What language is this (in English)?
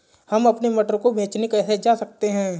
Hindi